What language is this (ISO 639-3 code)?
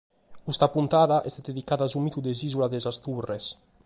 srd